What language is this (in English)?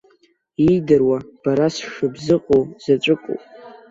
Abkhazian